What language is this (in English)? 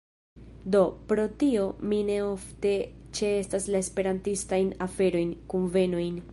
Esperanto